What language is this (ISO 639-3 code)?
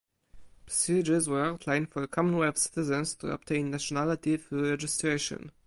eng